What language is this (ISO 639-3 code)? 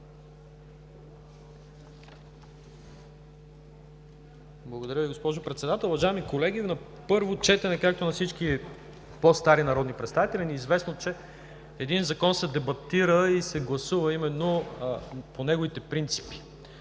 bul